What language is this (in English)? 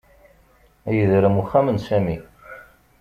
Kabyle